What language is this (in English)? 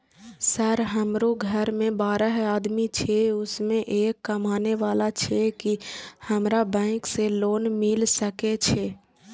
Maithili